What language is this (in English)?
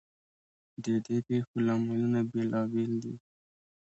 Pashto